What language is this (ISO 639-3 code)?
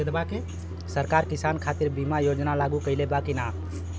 bho